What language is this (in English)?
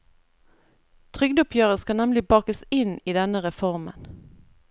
Norwegian